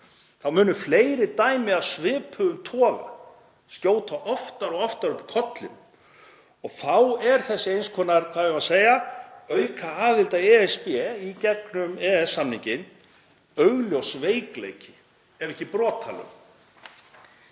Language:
Icelandic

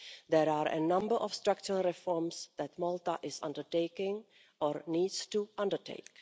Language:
English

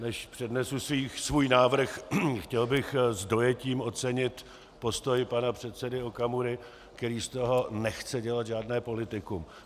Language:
Czech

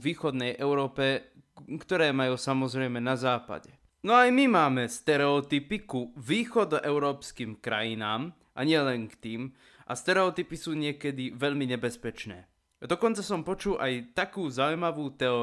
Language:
Slovak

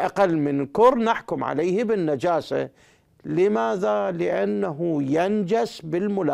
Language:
Arabic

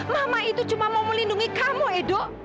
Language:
Indonesian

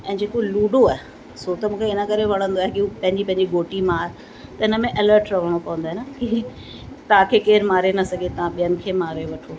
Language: Sindhi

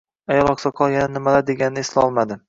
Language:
Uzbek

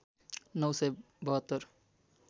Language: Nepali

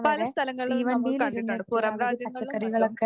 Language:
Malayalam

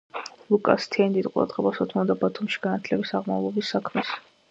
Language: Georgian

